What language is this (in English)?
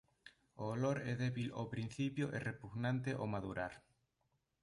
Galician